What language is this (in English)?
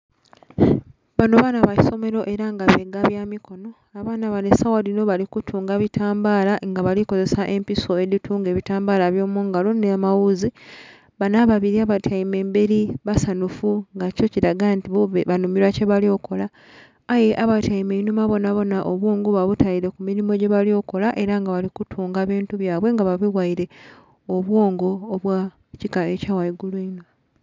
Soga